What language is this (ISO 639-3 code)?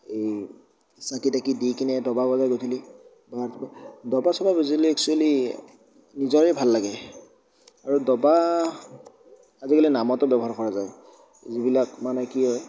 asm